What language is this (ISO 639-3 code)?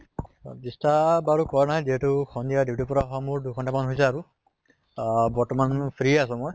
asm